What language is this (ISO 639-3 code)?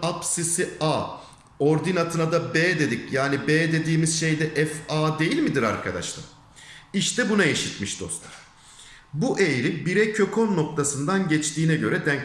tur